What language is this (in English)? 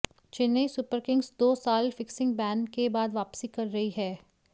Hindi